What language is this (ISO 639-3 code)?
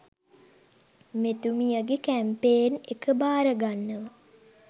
sin